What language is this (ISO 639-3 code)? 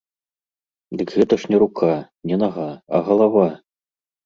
bel